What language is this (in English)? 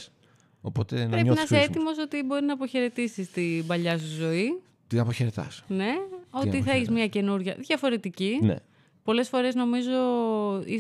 Greek